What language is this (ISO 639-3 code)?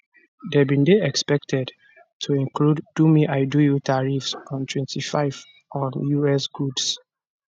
pcm